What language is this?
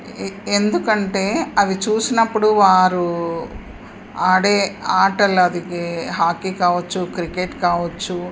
Telugu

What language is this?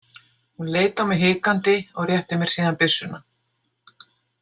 Icelandic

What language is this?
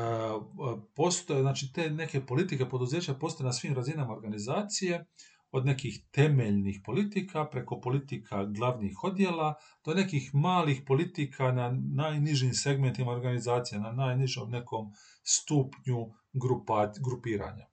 Croatian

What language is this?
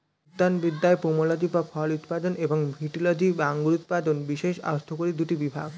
Bangla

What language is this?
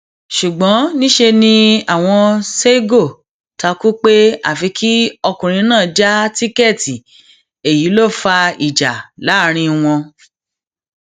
Yoruba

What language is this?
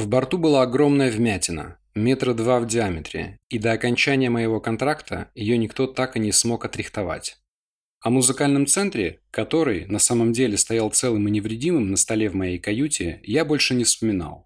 Russian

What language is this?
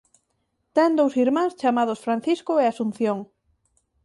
Galician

